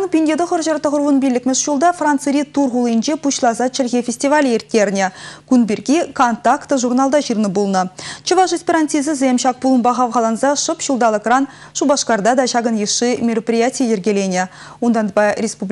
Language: Russian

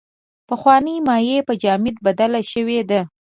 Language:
Pashto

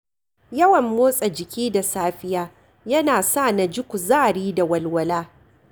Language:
Hausa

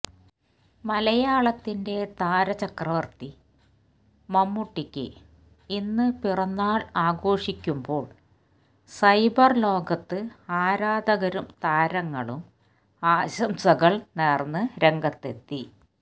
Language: Malayalam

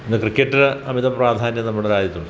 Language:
Malayalam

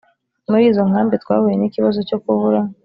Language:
Kinyarwanda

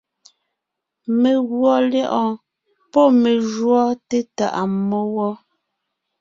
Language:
Ngiemboon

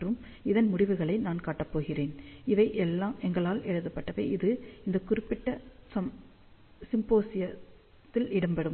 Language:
Tamil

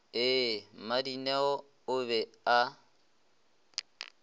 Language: Northern Sotho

